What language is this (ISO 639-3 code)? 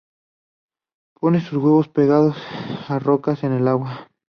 spa